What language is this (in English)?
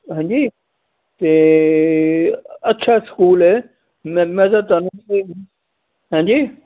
Punjabi